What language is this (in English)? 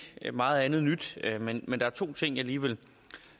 Danish